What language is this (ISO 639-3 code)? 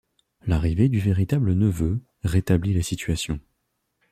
fra